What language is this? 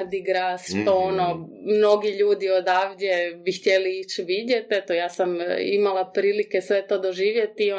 Croatian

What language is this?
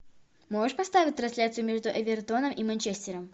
Russian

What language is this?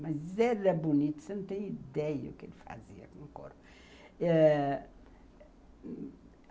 Portuguese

